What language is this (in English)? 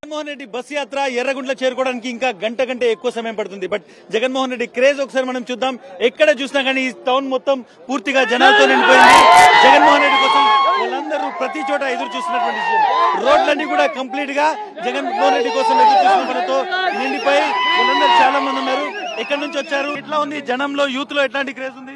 Telugu